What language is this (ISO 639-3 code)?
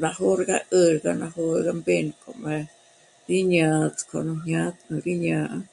mmc